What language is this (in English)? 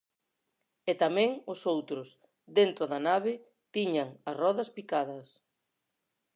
Galician